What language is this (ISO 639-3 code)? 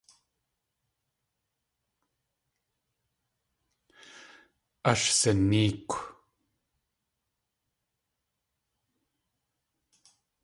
tli